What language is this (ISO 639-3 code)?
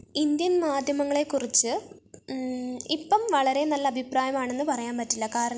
mal